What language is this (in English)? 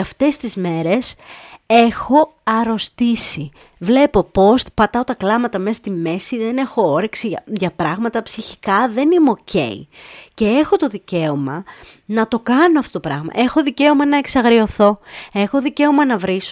Greek